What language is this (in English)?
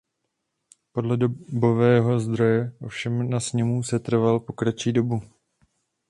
Czech